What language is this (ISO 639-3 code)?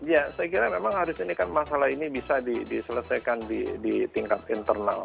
ind